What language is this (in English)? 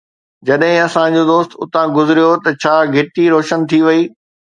Sindhi